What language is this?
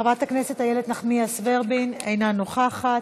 Hebrew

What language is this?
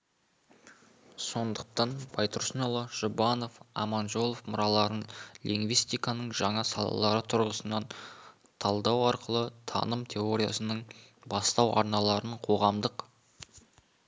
Kazakh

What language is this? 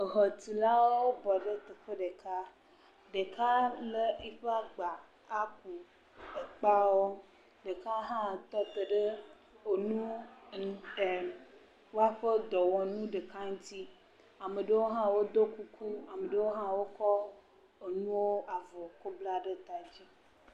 Ewe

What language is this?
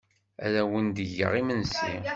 Kabyle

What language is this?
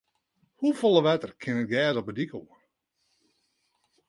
Western Frisian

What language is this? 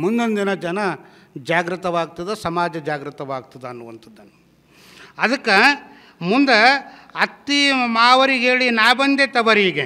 Kannada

